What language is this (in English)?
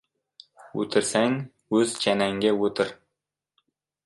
Uzbek